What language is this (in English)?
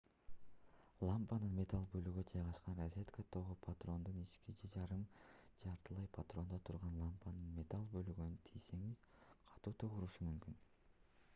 Kyrgyz